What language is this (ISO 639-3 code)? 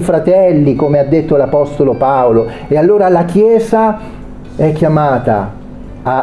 ita